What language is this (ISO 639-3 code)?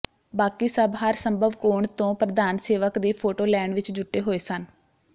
pan